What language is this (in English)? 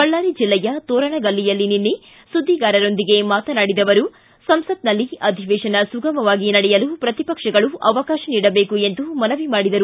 Kannada